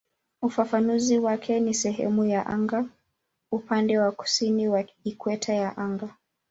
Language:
Swahili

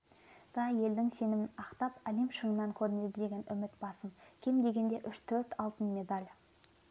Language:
Kazakh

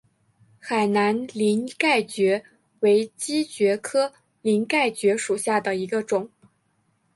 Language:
Chinese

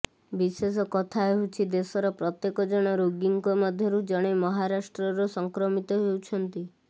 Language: Odia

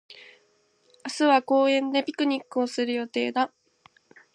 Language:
Japanese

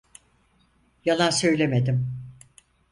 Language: Turkish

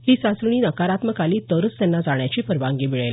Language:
Marathi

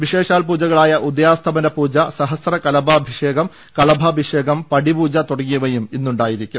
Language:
Malayalam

